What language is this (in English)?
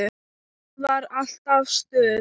Icelandic